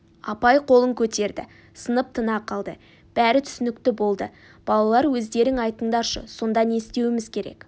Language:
Kazakh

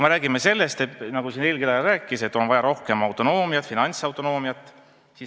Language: Estonian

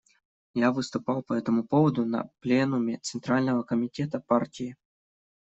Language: Russian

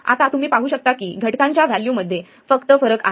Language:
Marathi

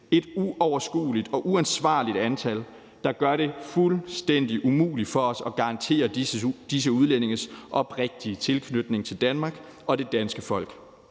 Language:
Danish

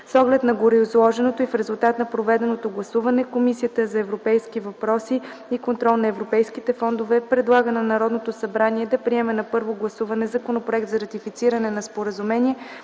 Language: Bulgarian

